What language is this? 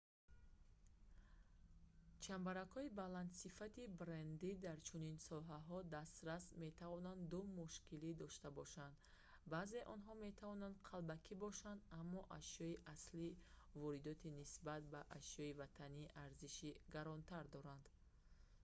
Tajik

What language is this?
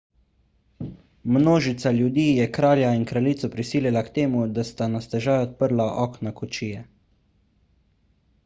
Slovenian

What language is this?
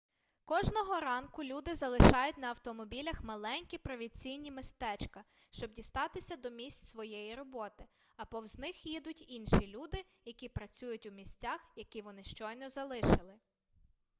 Ukrainian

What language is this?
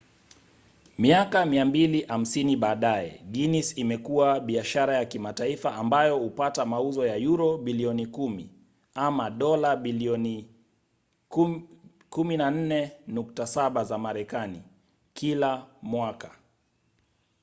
Swahili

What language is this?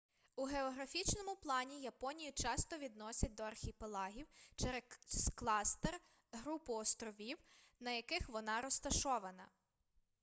Ukrainian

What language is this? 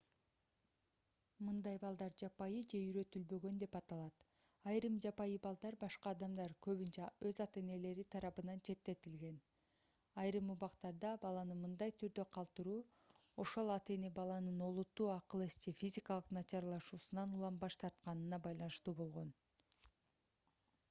Kyrgyz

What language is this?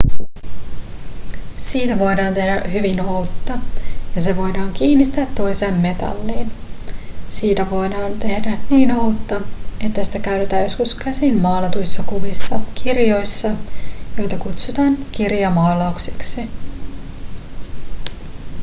Finnish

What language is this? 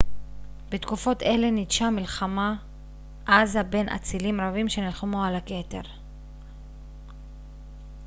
Hebrew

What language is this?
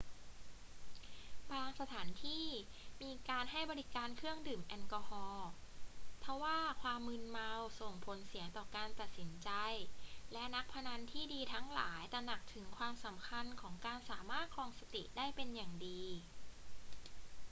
Thai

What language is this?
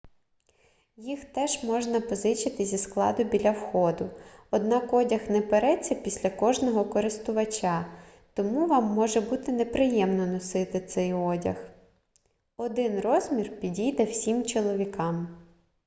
Ukrainian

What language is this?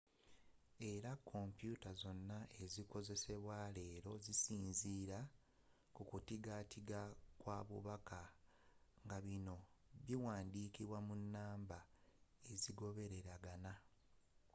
Ganda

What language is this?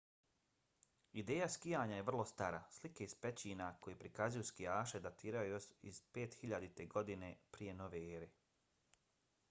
Bosnian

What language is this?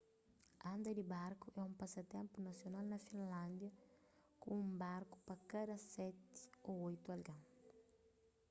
Kabuverdianu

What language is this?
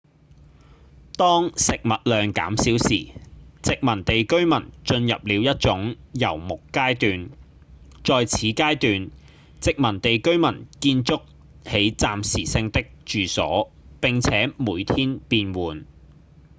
Cantonese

